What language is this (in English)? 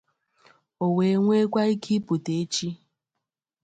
Igbo